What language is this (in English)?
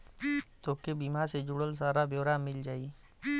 Bhojpuri